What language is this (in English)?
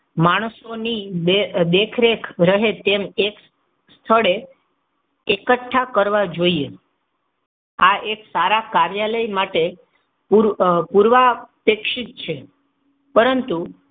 Gujarati